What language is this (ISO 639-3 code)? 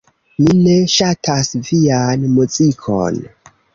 epo